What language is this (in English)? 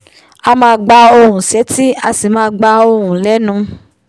Yoruba